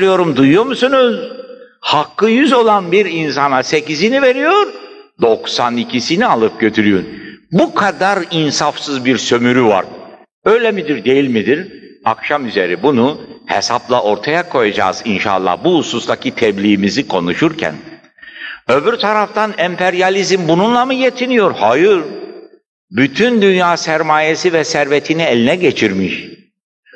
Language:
Turkish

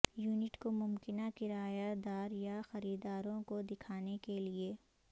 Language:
Urdu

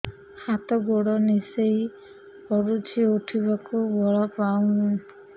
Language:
Odia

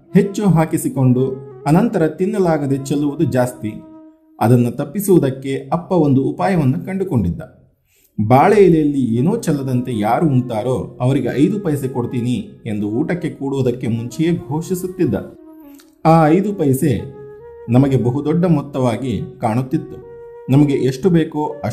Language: Kannada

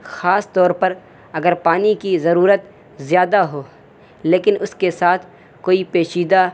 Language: Urdu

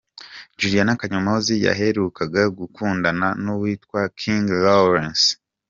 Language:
Kinyarwanda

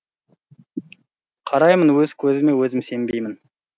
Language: Kazakh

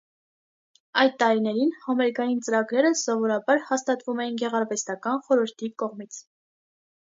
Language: Armenian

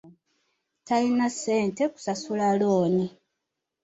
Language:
Ganda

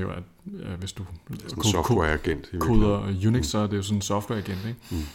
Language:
Danish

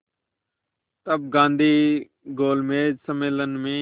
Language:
Hindi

